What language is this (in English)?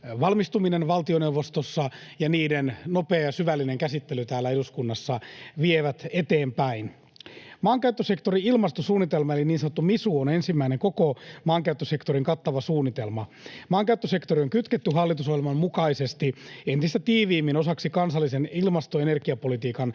Finnish